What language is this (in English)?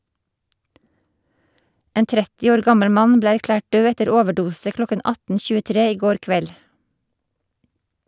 Norwegian